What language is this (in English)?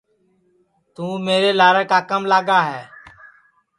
Sansi